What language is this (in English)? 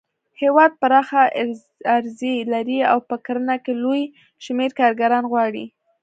Pashto